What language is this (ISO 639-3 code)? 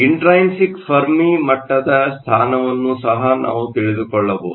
kan